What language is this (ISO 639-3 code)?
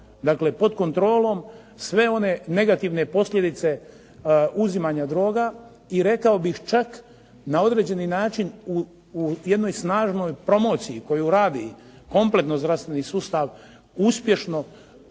hrv